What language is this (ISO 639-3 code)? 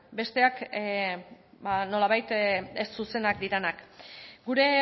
eus